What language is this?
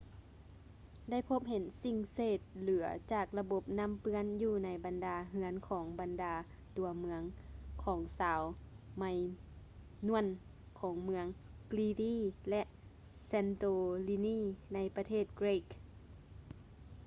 Lao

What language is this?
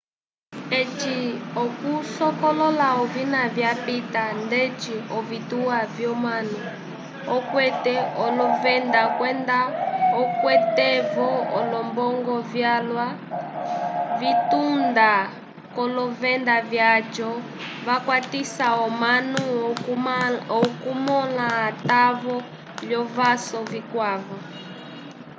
Umbundu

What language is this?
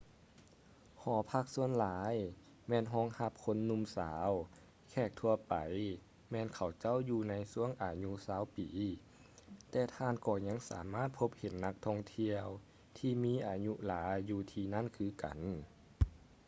Lao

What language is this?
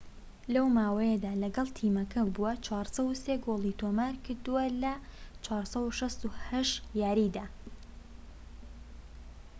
Central Kurdish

